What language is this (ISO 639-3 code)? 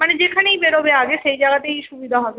ben